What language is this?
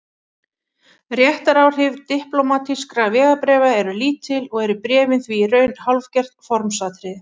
Icelandic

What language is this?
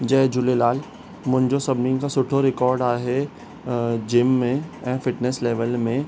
Sindhi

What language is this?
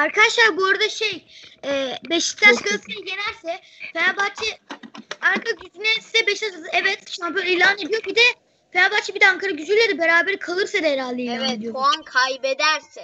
Turkish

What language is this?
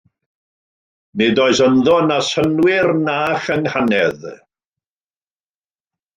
Welsh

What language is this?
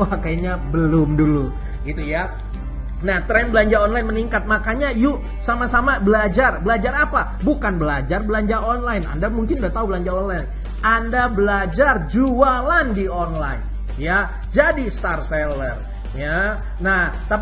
Indonesian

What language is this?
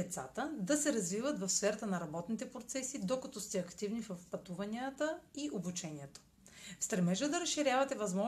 Bulgarian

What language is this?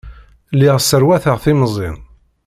Kabyle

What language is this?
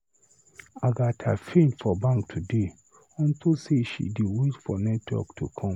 Nigerian Pidgin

